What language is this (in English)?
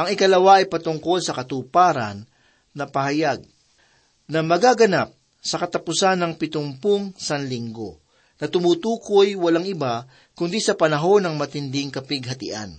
Filipino